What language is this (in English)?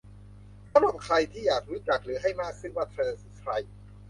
Thai